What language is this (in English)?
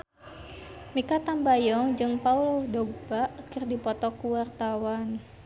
Sundanese